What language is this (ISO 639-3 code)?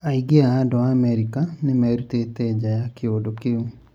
kik